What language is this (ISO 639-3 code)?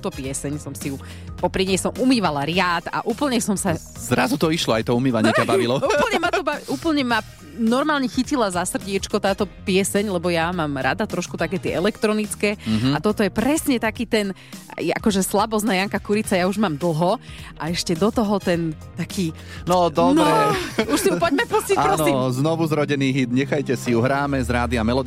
slk